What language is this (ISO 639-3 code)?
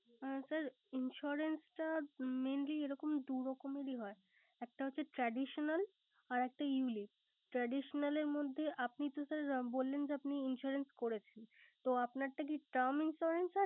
ben